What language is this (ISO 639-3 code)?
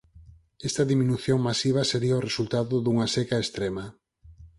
glg